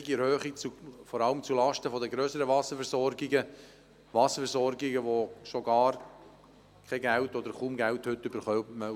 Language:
Swiss German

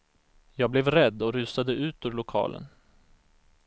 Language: Swedish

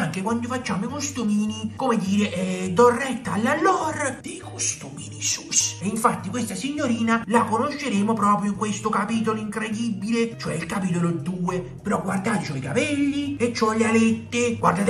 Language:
Italian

